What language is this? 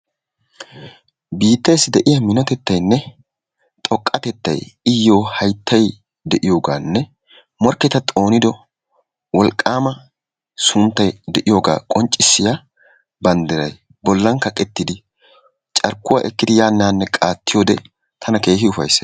Wolaytta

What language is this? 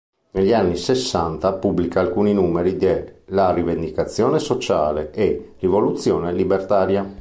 Italian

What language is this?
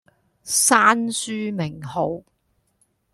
Cantonese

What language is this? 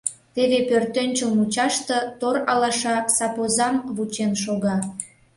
Mari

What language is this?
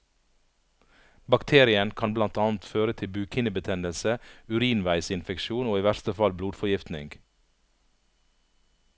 Norwegian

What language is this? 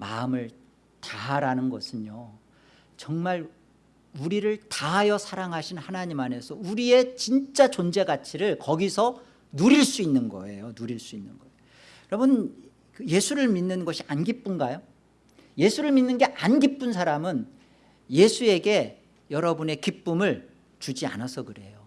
Korean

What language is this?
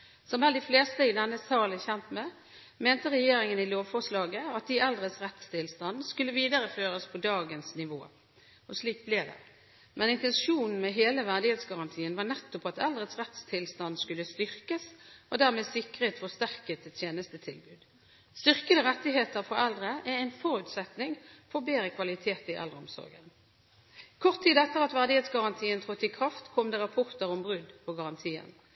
Norwegian Bokmål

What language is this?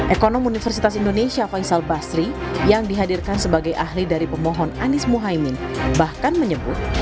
Indonesian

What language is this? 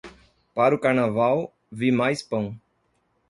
Portuguese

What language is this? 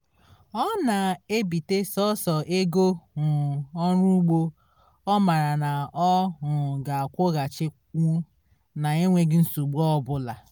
Igbo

